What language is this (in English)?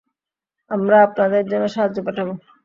Bangla